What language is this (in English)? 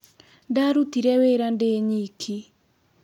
Kikuyu